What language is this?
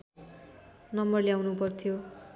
Nepali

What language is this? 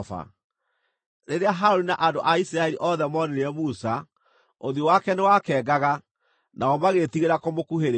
Kikuyu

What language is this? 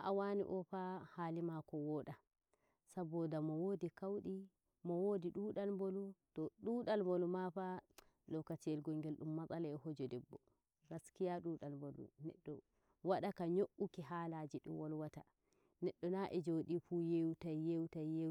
Nigerian Fulfulde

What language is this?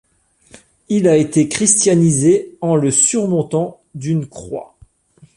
French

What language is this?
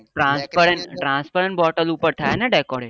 Gujarati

